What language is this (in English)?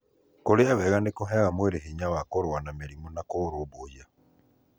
Kikuyu